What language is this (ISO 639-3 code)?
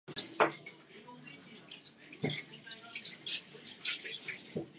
eng